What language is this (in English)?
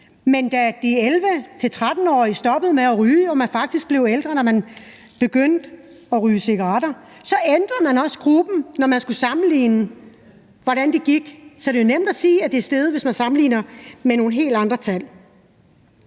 Danish